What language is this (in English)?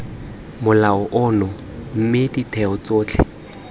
Tswana